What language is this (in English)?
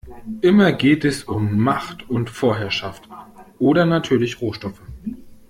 German